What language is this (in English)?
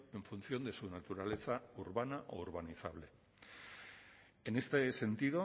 Spanish